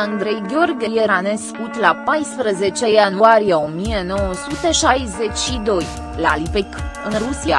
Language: Romanian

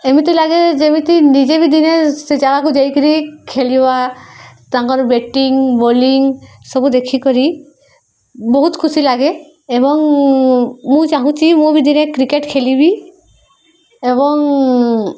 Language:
Odia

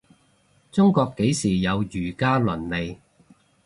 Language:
Cantonese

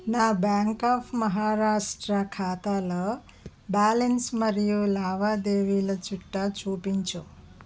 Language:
Telugu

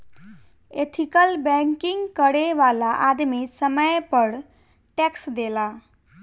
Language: Bhojpuri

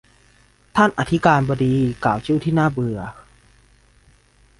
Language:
Thai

